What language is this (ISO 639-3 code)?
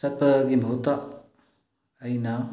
mni